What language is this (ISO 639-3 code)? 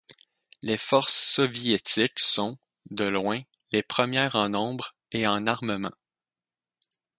fra